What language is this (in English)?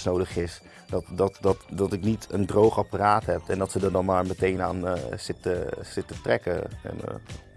Dutch